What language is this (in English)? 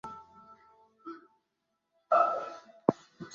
Swahili